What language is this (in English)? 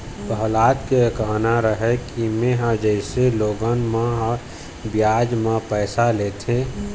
Chhattisgarhi